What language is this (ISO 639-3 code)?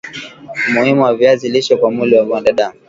swa